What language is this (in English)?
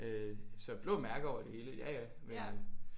Danish